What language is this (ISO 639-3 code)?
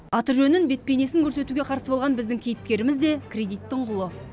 kaz